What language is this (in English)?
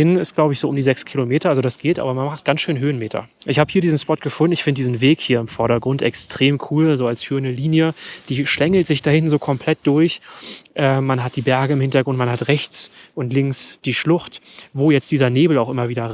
German